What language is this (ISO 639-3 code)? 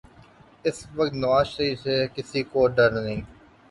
urd